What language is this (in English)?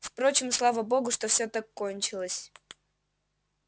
Russian